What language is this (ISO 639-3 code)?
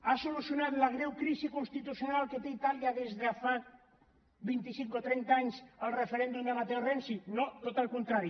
cat